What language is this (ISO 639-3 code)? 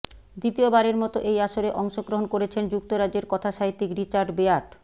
ben